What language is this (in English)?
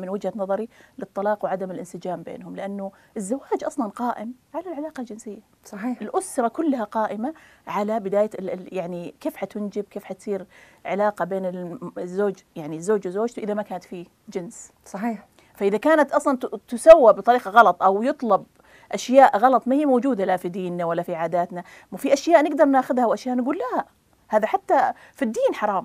Arabic